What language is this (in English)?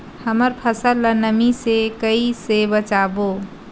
Chhattisgarhi